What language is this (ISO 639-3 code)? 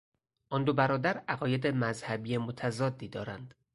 fas